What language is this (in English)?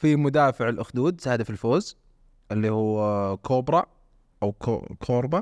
Arabic